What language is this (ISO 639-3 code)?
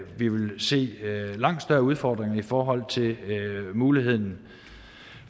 dan